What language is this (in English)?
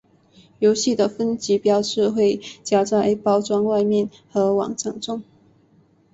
Chinese